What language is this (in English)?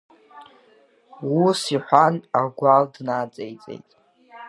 Abkhazian